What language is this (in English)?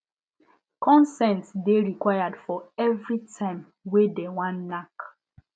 Nigerian Pidgin